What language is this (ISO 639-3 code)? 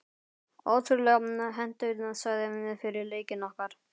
isl